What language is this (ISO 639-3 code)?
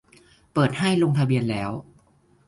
tha